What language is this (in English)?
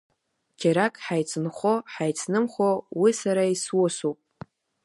Abkhazian